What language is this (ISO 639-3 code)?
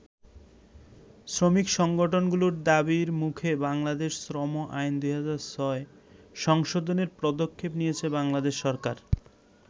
ben